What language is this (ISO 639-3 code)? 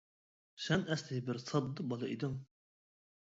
uig